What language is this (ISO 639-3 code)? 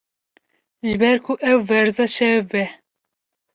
kur